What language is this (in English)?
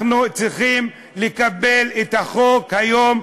Hebrew